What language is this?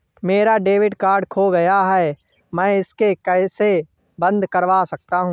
Hindi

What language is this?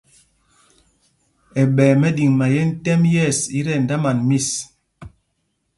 Mpumpong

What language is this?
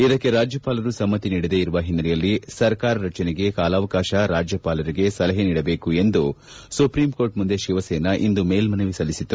Kannada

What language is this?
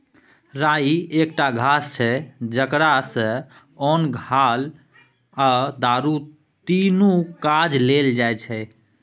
Maithili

